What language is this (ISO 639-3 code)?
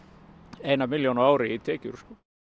isl